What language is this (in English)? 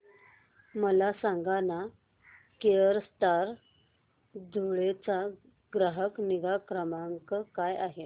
Marathi